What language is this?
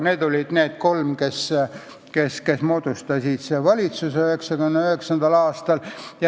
Estonian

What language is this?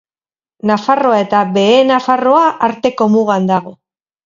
Basque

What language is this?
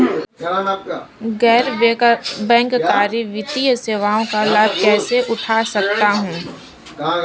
Hindi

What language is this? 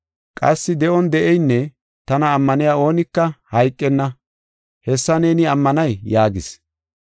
Gofa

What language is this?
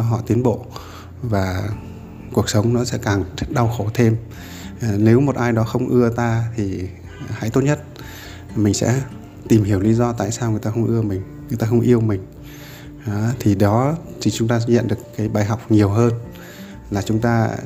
Vietnamese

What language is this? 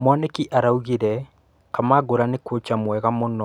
Kikuyu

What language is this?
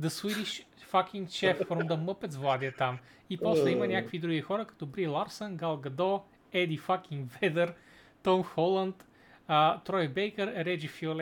Bulgarian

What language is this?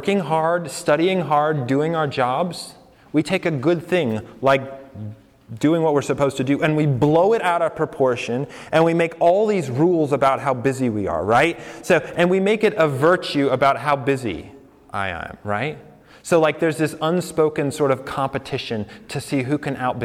English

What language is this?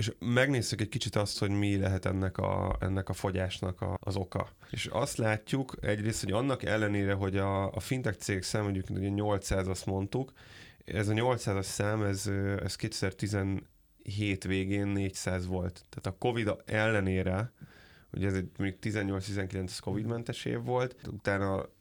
Hungarian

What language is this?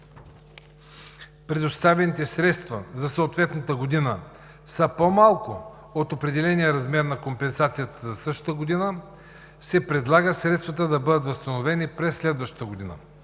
Bulgarian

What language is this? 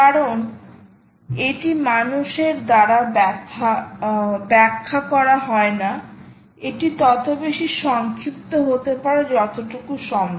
Bangla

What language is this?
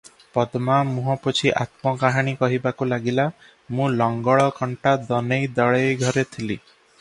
Odia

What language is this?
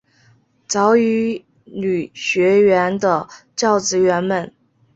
Chinese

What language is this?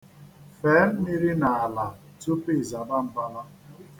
Igbo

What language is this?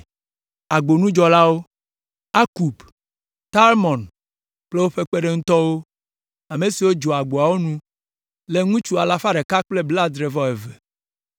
Ewe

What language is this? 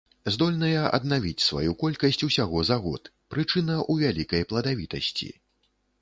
Belarusian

